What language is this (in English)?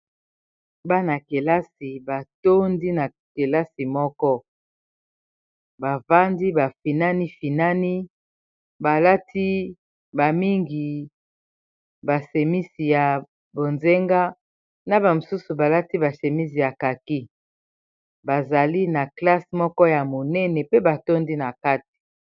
Lingala